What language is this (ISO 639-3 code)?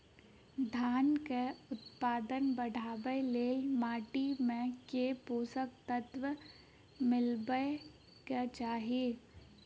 mai